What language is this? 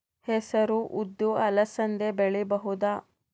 Kannada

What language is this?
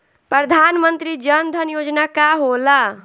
Bhojpuri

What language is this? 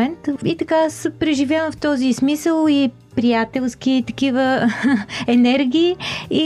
Bulgarian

